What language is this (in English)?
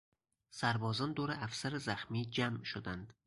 Persian